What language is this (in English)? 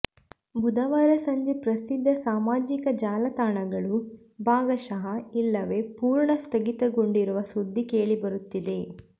Kannada